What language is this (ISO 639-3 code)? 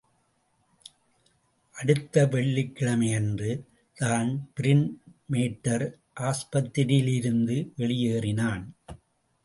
tam